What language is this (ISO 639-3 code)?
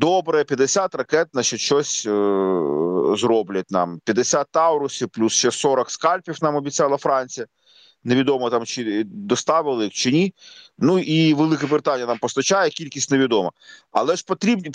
ukr